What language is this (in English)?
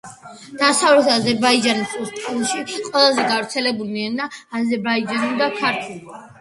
Georgian